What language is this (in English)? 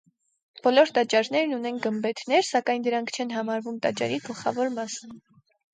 Armenian